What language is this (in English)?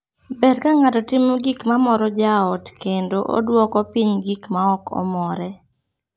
Luo (Kenya and Tanzania)